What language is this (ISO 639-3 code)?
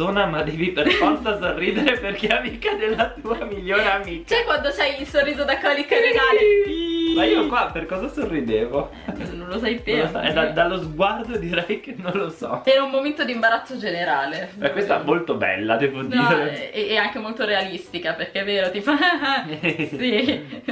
ita